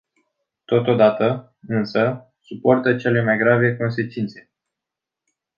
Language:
Romanian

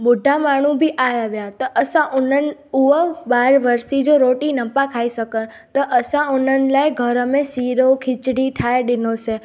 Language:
Sindhi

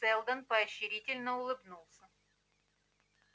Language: Russian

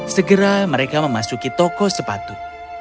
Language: Indonesian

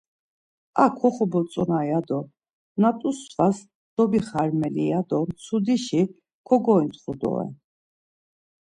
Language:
Laz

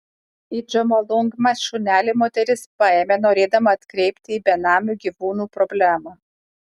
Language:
Lithuanian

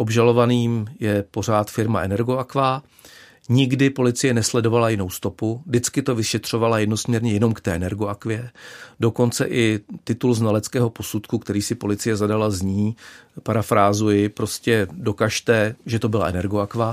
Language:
Czech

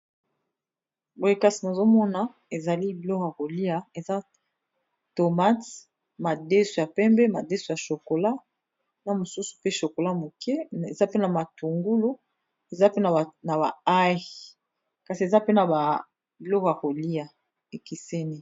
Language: Lingala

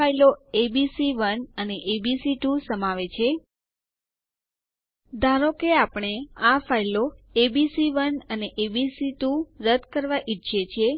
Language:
Gujarati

